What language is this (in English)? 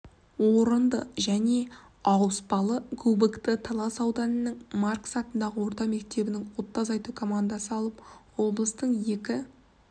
Kazakh